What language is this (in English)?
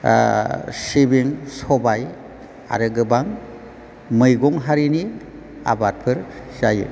Bodo